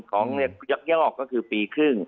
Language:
Thai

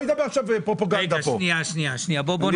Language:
Hebrew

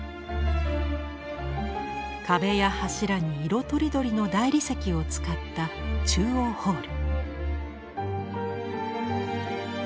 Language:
Japanese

